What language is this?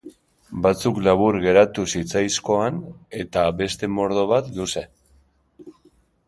Basque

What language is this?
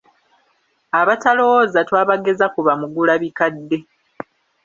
Ganda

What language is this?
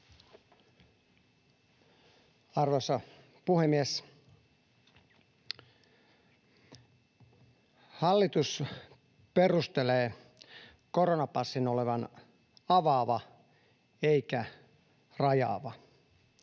Finnish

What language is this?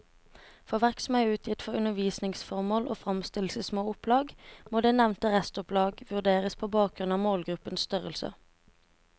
Norwegian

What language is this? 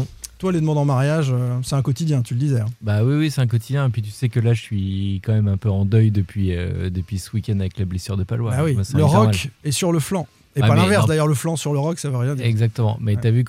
French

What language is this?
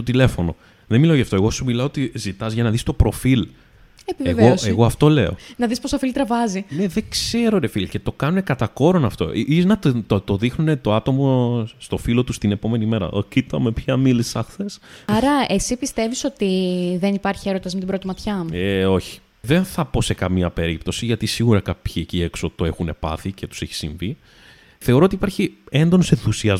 Greek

